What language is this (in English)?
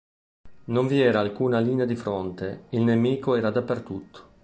Italian